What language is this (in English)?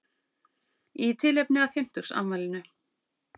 Icelandic